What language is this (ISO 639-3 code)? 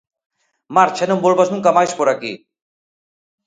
glg